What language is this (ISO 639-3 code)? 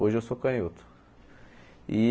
por